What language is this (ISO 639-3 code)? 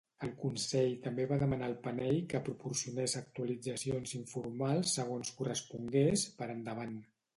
cat